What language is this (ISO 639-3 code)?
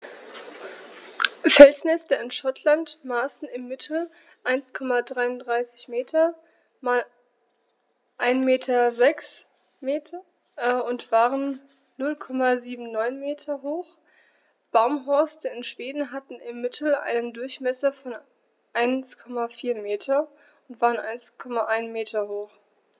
deu